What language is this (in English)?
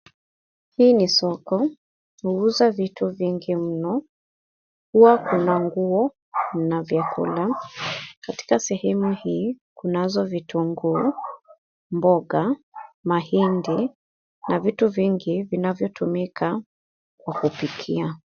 Swahili